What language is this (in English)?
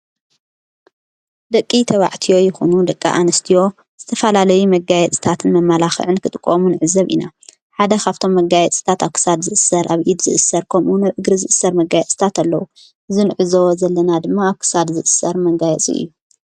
Tigrinya